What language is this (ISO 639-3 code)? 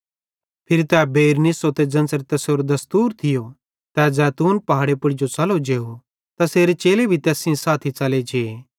bhd